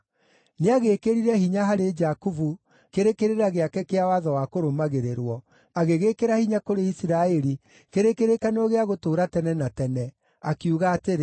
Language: Kikuyu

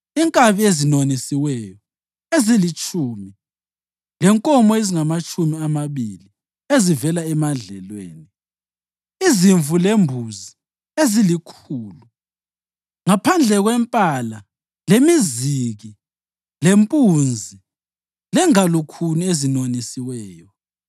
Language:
North Ndebele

